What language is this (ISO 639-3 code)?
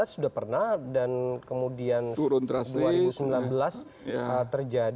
ind